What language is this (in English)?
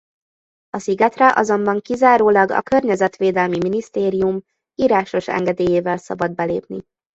Hungarian